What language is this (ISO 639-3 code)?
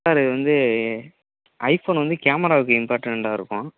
tam